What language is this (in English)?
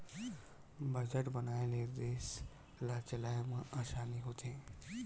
Chhattisgarhi